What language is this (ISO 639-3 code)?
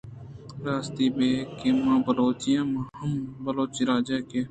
bgp